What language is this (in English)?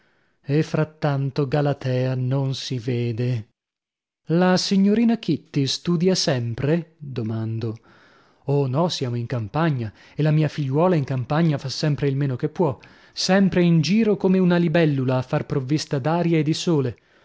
Italian